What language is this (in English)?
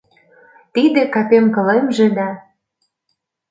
Mari